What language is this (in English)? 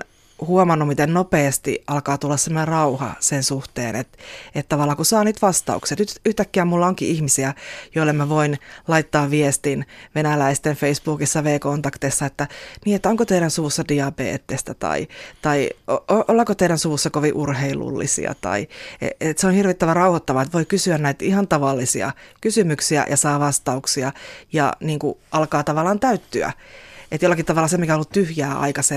Finnish